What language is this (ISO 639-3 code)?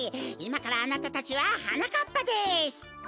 jpn